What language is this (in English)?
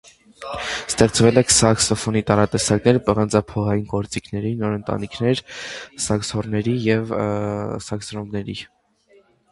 Armenian